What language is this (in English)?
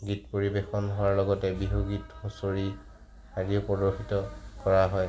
Assamese